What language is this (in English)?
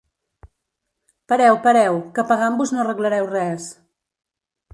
Catalan